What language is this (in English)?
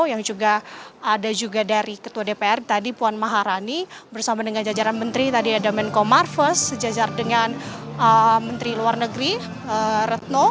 Indonesian